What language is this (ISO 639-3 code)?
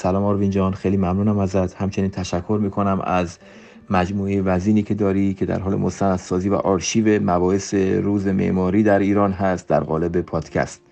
fas